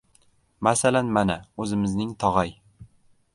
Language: Uzbek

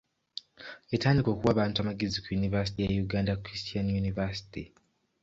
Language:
Ganda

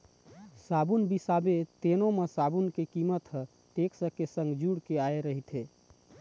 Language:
Chhattisgarhi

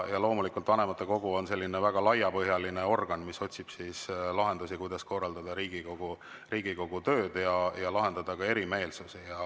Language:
Estonian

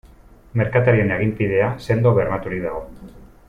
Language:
Basque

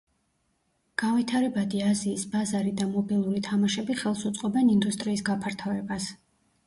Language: Georgian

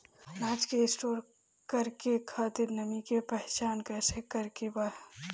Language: Bhojpuri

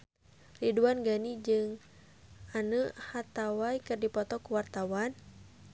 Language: Sundanese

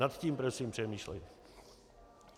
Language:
Czech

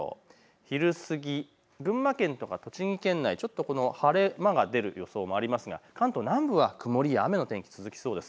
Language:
Japanese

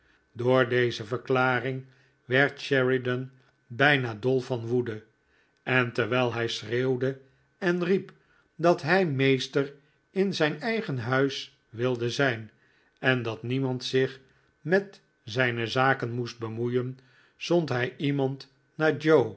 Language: Dutch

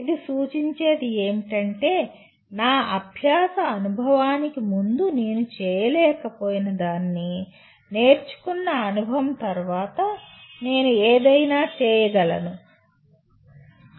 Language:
Telugu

